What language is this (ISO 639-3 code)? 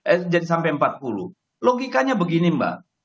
ind